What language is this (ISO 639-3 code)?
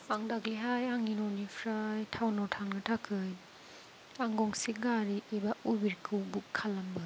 brx